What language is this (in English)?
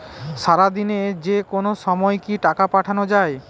Bangla